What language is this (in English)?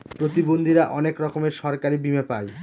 Bangla